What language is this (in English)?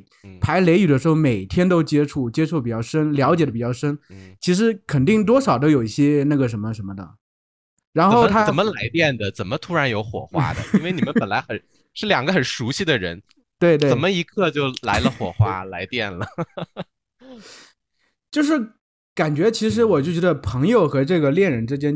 Chinese